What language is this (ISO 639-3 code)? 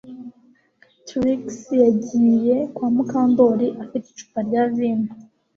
kin